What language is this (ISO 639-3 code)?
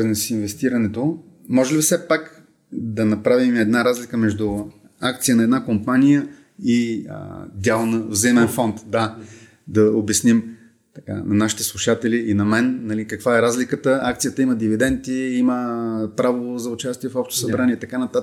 bul